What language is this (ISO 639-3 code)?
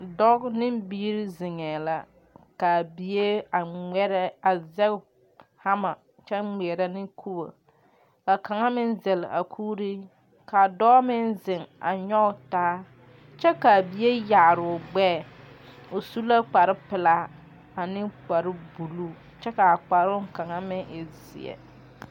dga